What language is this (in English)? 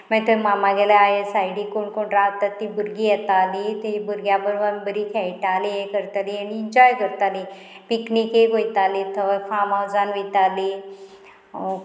Konkani